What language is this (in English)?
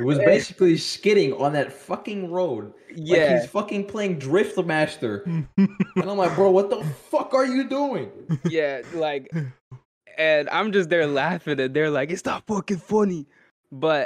English